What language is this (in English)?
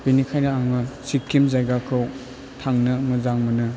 Bodo